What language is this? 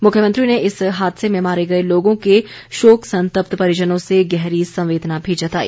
Hindi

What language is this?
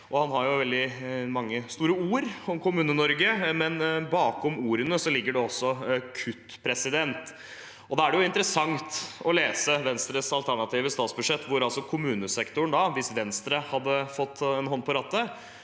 Norwegian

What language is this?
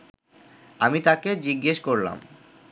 Bangla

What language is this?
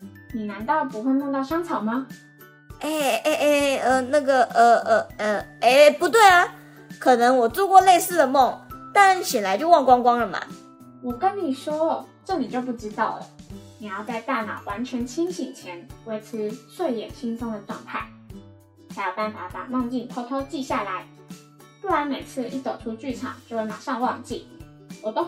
Chinese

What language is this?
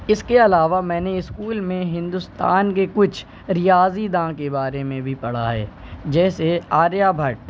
Urdu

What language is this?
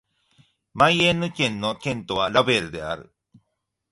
Japanese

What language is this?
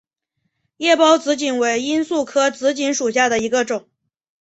Chinese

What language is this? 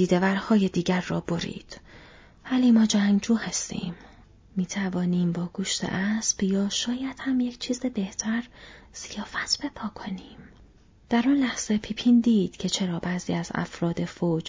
Persian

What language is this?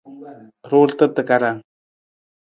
Nawdm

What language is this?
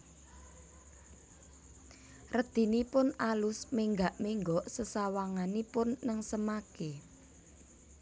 Javanese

